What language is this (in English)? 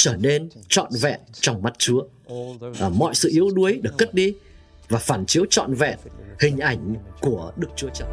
Vietnamese